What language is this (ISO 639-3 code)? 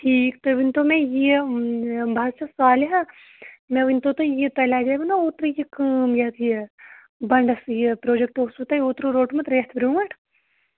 kas